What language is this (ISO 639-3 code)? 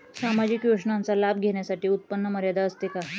mar